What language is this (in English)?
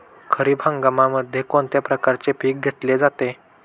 Marathi